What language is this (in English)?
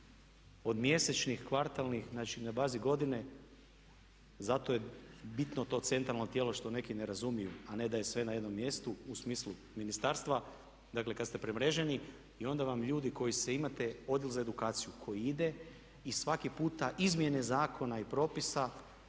Croatian